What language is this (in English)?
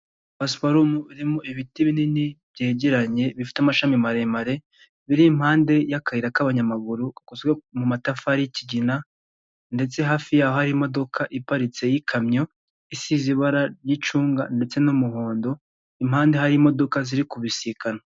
Kinyarwanda